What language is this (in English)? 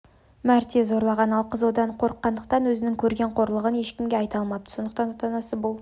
Kazakh